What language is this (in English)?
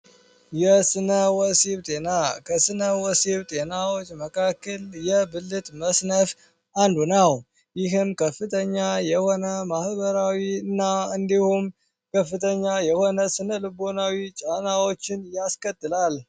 Amharic